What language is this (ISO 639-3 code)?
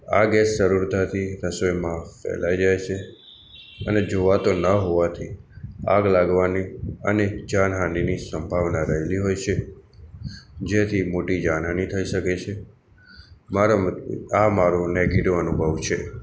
guj